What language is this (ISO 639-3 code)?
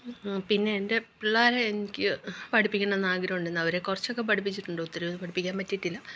mal